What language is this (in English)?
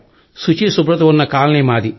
Telugu